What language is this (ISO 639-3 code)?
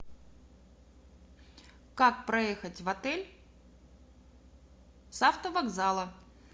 rus